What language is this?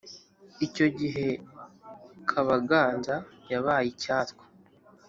Kinyarwanda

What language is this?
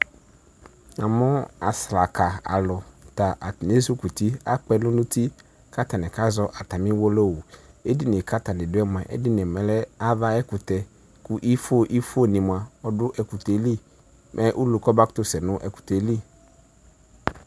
Ikposo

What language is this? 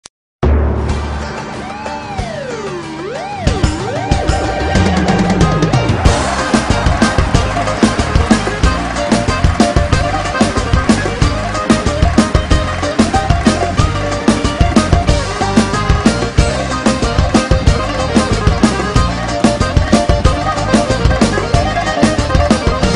Hebrew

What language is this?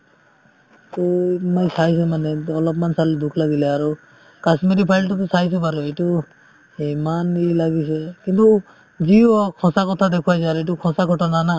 Assamese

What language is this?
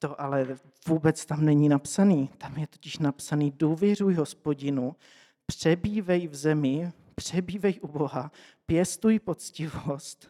Czech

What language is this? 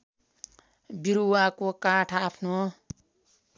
Nepali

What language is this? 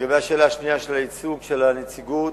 Hebrew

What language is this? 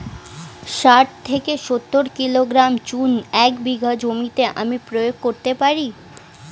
Bangla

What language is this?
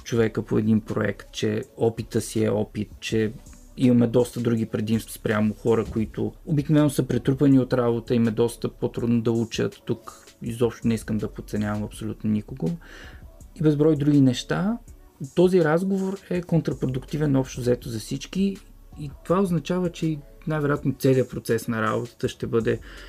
Bulgarian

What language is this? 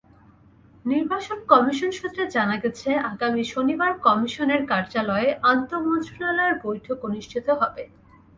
Bangla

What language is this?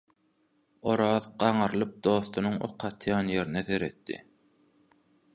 Turkmen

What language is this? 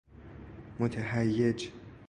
Persian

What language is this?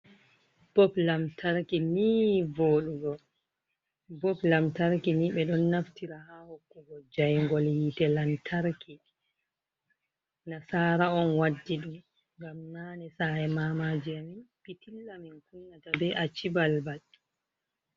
Fula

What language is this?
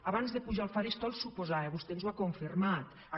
Catalan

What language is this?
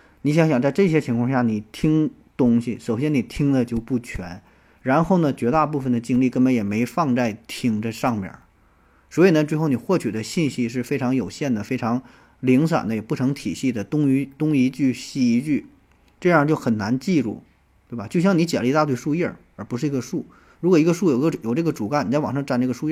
Chinese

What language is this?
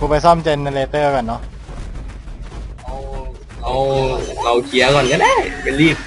Thai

